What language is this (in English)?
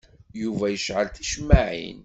Kabyle